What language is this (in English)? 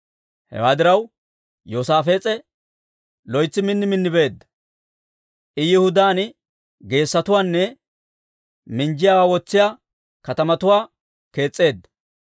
Dawro